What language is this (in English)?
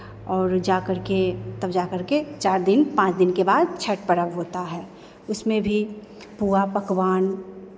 Hindi